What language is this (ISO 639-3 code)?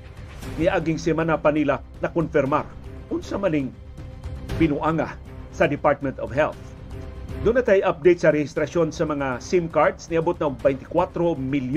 fil